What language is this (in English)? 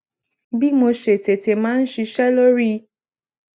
Yoruba